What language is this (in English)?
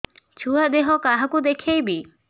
Odia